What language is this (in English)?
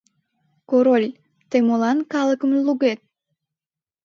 Mari